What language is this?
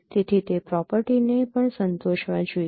Gujarati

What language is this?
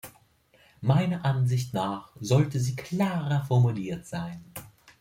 German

